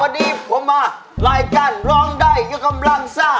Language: Thai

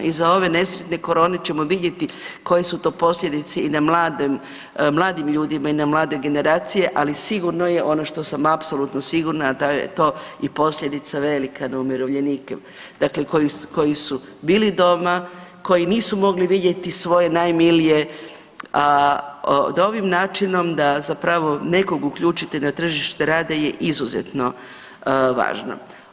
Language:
Croatian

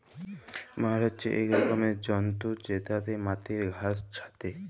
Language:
Bangla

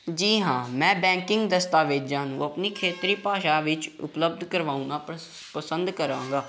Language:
Punjabi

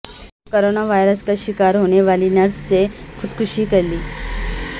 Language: Urdu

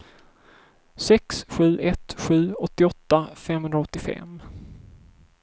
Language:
Swedish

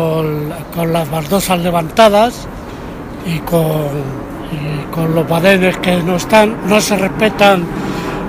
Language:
Spanish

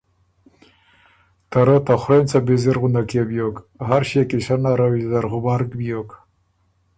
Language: Ormuri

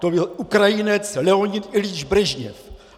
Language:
Czech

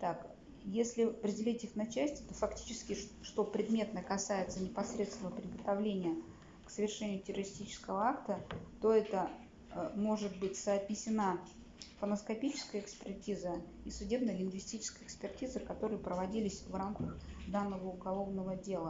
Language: Russian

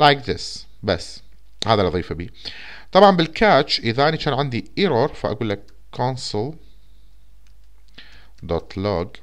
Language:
Arabic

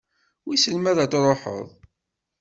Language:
Kabyle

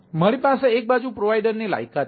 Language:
Gujarati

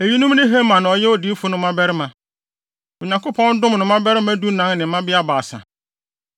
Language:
Akan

